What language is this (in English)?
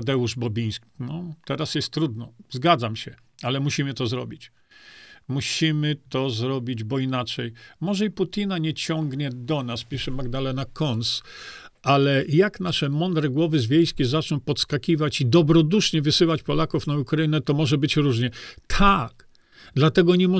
Polish